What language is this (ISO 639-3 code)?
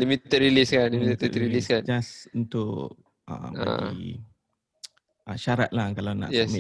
msa